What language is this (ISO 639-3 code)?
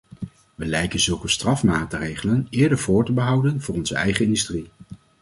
nld